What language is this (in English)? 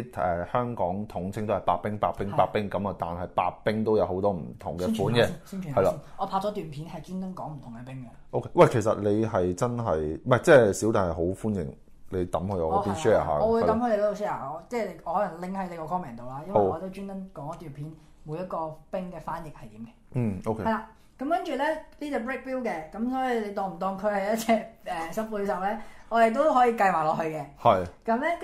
Chinese